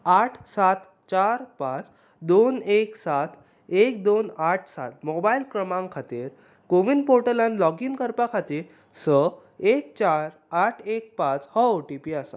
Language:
Konkani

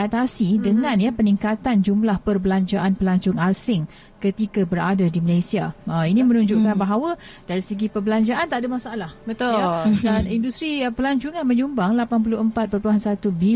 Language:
Malay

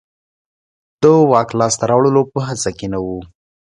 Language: Pashto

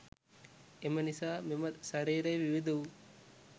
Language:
Sinhala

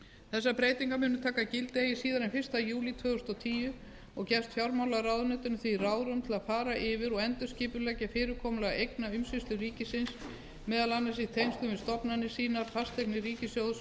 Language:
Icelandic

